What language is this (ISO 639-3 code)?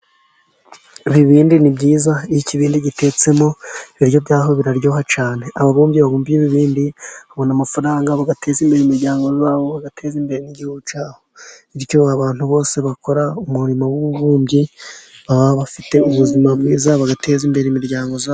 kin